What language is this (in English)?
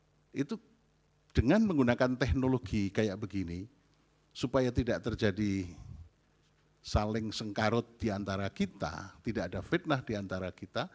Indonesian